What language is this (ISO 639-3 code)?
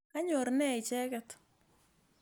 kln